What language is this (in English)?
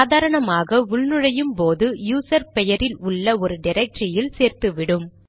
Tamil